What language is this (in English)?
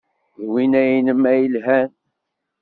Kabyle